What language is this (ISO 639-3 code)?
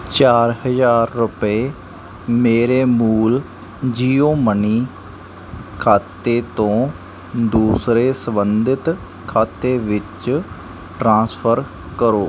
pan